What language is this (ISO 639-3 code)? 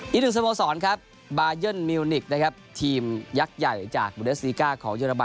tha